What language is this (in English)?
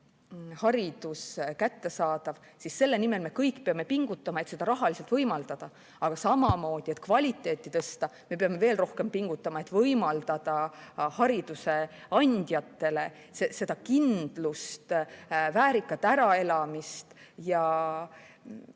Estonian